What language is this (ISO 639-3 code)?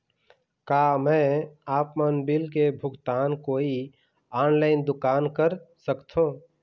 hne